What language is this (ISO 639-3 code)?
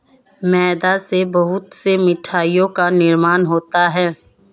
hin